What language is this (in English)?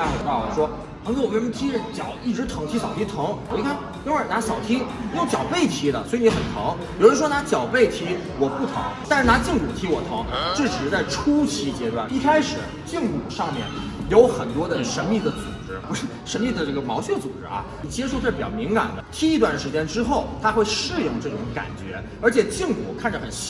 Chinese